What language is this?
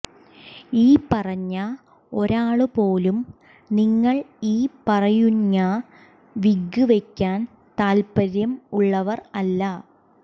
Malayalam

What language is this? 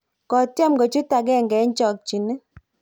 Kalenjin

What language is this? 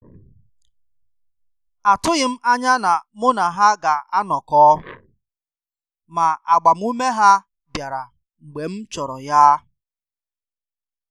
Igbo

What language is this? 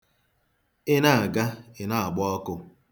Igbo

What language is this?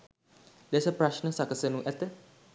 Sinhala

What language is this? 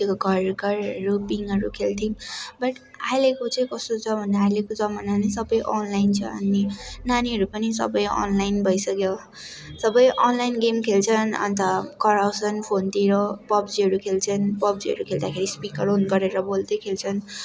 Nepali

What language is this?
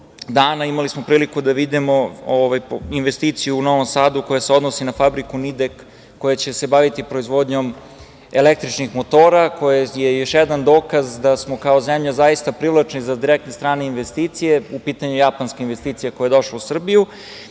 Serbian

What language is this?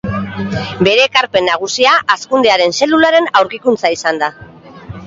Basque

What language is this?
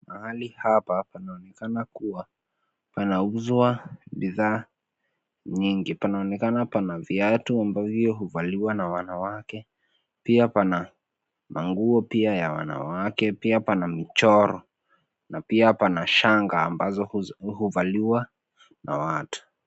Swahili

